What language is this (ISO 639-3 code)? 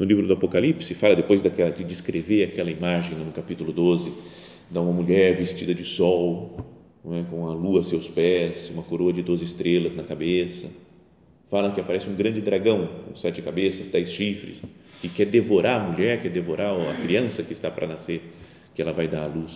por